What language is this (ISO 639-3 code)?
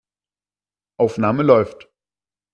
deu